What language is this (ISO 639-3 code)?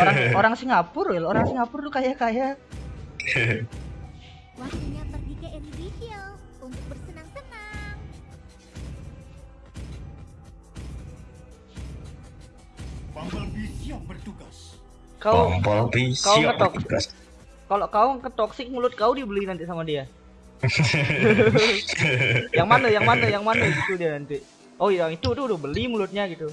ind